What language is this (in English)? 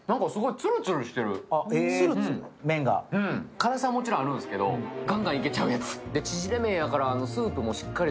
Japanese